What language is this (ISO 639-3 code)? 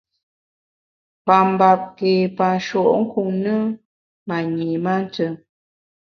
bax